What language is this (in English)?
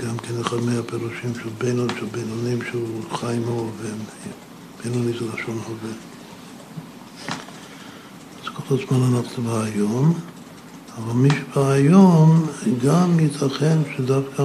Hebrew